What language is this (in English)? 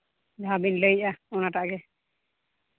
Santali